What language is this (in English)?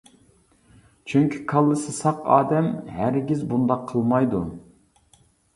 Uyghur